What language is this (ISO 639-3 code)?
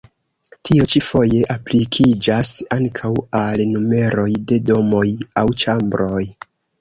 epo